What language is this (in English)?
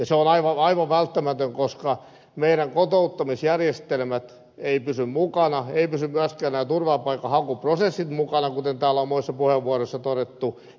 Finnish